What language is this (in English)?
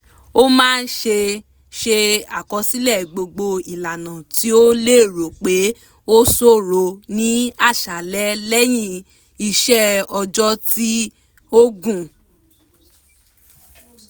Yoruba